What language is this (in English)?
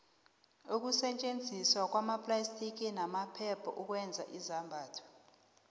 South Ndebele